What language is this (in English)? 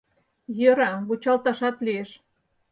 Mari